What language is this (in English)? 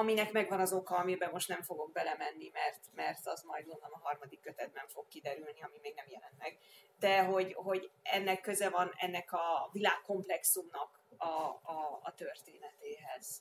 Hungarian